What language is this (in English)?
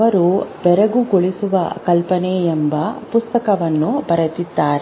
Kannada